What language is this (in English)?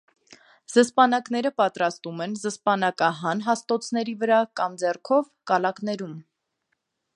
Armenian